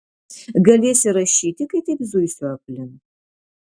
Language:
Lithuanian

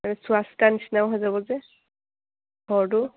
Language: Assamese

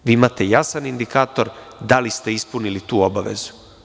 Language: Serbian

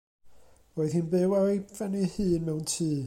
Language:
Welsh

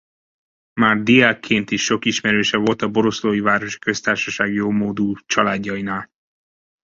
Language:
Hungarian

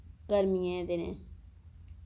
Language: Dogri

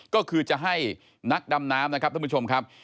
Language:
Thai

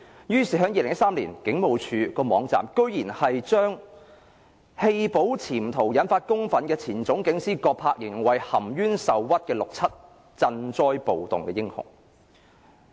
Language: Cantonese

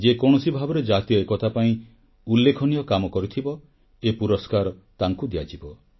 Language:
Odia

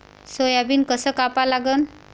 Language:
Marathi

